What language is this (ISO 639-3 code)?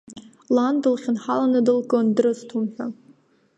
abk